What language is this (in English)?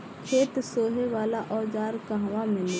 Bhojpuri